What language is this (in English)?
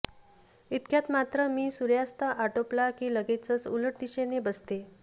Marathi